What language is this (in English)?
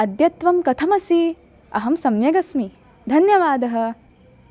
Sanskrit